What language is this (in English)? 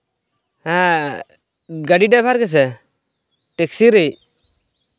Santali